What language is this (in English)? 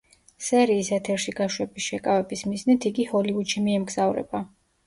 Georgian